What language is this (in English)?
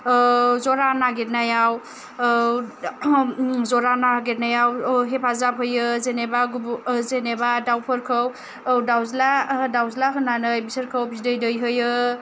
Bodo